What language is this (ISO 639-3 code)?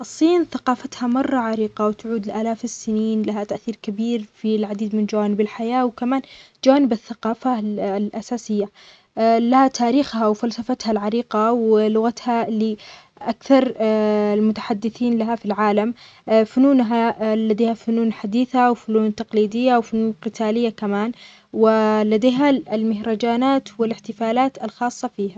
acx